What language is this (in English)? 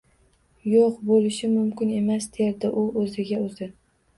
Uzbek